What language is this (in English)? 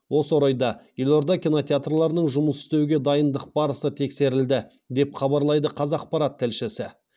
Kazakh